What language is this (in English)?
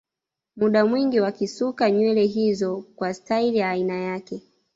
Swahili